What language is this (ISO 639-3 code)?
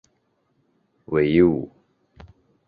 zho